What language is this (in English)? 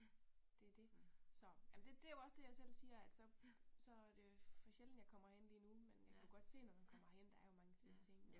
Danish